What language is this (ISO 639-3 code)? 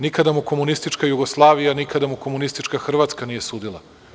srp